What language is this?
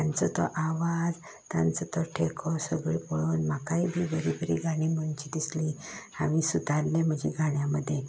Konkani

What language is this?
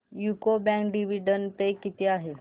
Marathi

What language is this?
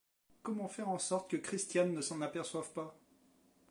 French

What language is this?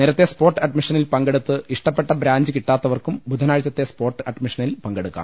Malayalam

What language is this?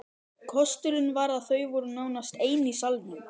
Icelandic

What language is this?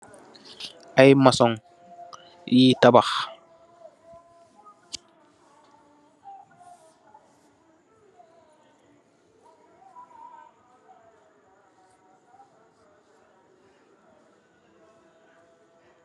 Wolof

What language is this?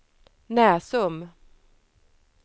Swedish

